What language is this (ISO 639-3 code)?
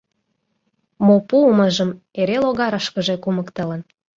chm